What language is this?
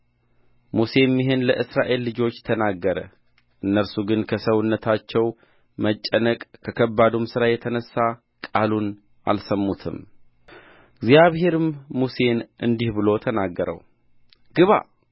Amharic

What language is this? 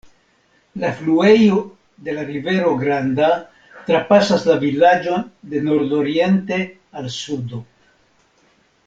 Esperanto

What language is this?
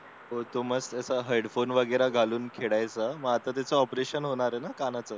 Marathi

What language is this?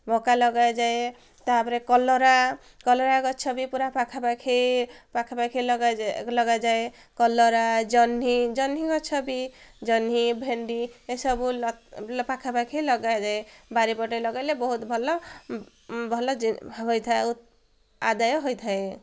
Odia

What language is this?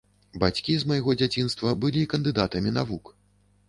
Belarusian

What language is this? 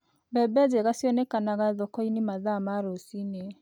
Kikuyu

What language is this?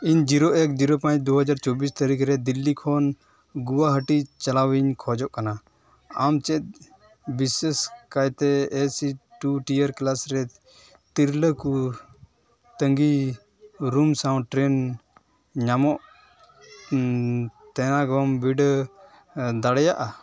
Santali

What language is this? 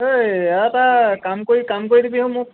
Assamese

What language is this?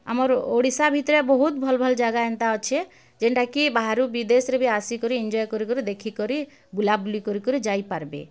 Odia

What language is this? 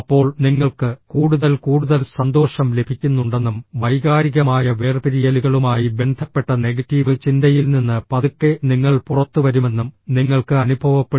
Malayalam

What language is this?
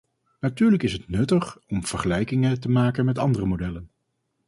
Dutch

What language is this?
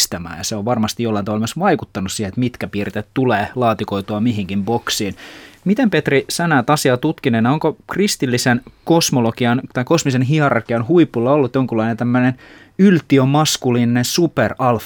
Finnish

